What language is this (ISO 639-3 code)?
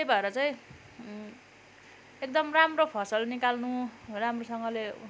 nep